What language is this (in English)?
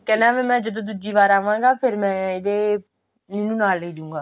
Punjabi